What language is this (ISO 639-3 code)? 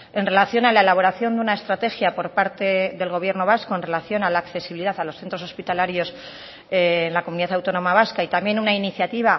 spa